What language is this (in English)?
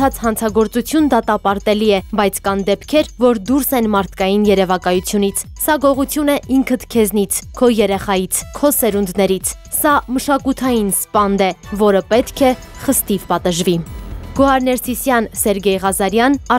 Turkish